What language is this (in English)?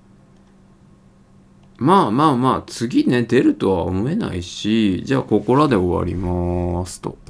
Japanese